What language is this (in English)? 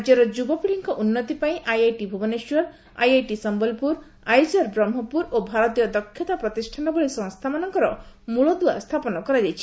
Odia